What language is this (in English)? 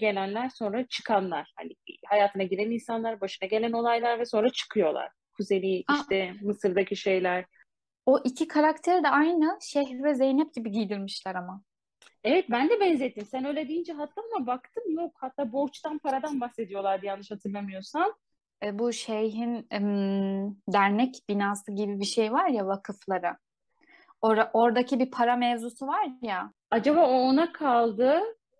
Turkish